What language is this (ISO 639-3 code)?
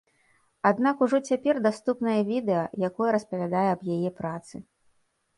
bel